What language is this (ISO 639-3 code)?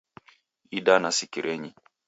dav